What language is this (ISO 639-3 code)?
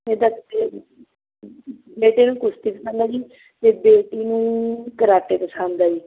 pan